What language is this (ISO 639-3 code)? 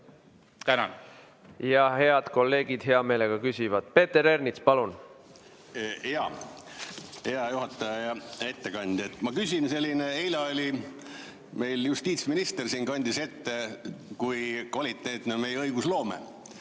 est